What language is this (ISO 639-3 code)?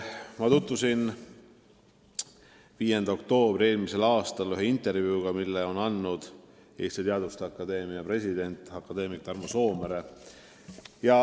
est